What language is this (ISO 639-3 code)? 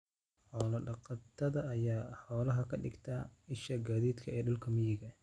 som